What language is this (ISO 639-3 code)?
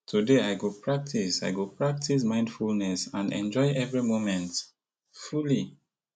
pcm